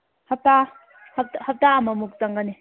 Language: Manipuri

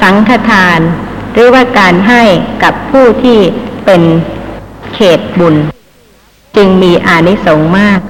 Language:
Thai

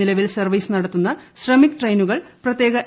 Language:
Malayalam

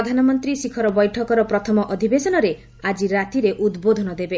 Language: Odia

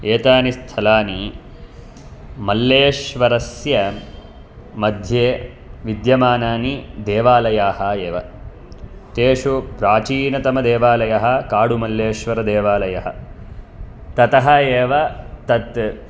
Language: Sanskrit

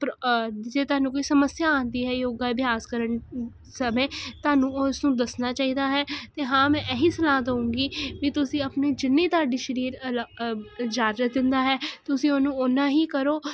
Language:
Punjabi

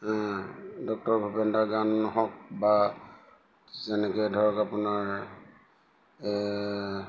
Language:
Assamese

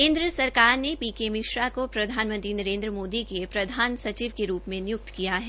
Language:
Hindi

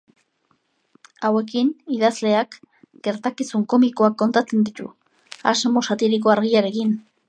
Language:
Basque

